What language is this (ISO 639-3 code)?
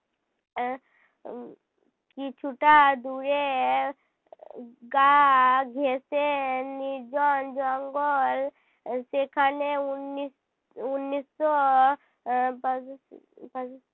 ben